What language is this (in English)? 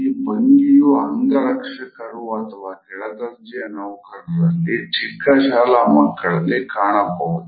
Kannada